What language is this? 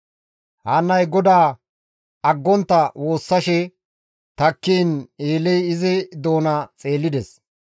Gamo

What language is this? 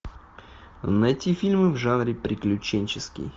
Russian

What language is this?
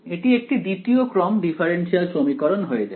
Bangla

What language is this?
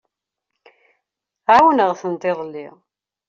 Kabyle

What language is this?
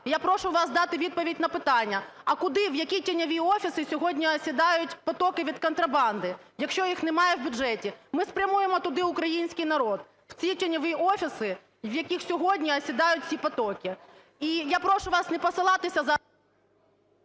Ukrainian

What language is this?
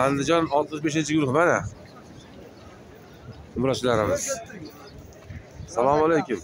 Turkish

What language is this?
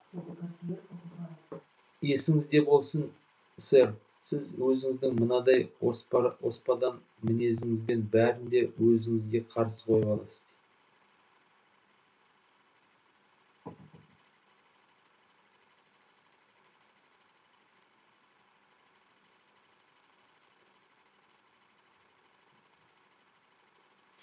Kazakh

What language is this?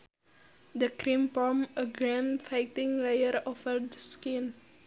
Sundanese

